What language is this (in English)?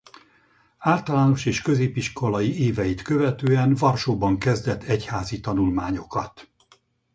Hungarian